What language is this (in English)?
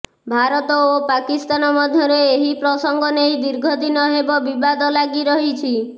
Odia